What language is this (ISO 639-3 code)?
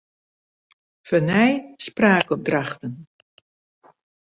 fry